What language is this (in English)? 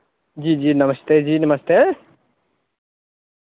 Dogri